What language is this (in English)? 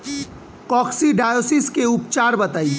Bhojpuri